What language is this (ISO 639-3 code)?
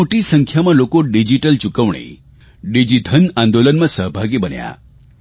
guj